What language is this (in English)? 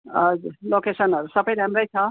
Nepali